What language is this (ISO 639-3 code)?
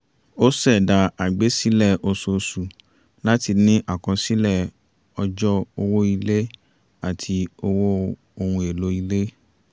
yor